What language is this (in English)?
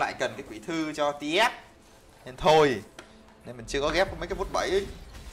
Vietnamese